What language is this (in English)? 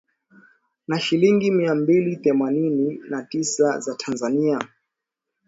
Swahili